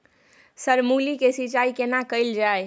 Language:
Maithili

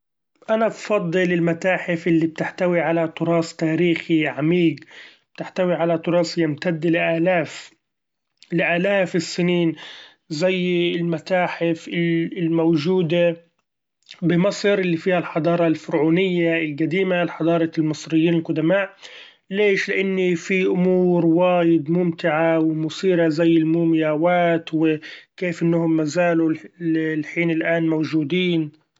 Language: Gulf Arabic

